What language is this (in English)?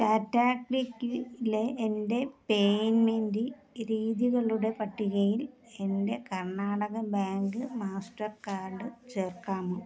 Malayalam